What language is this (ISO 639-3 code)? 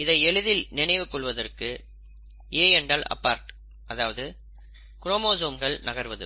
tam